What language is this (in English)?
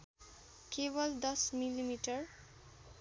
Nepali